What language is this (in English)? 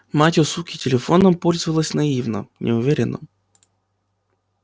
Russian